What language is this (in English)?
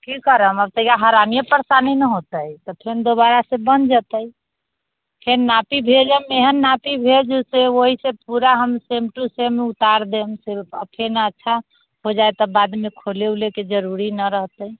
Maithili